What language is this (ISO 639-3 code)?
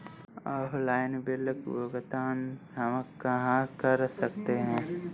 hin